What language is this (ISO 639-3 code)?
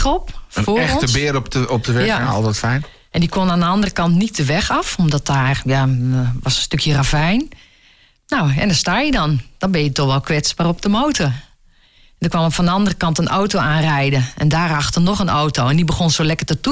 nld